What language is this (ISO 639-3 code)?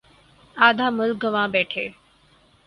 urd